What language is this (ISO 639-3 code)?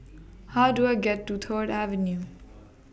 eng